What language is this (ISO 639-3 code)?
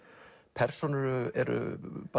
isl